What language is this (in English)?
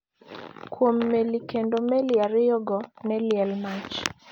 Luo (Kenya and Tanzania)